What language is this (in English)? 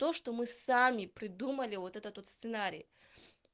Russian